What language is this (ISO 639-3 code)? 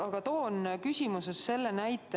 est